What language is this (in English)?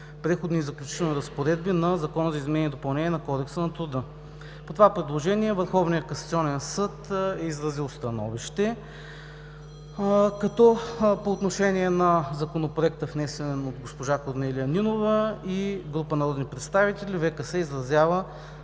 Bulgarian